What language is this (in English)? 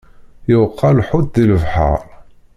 Kabyle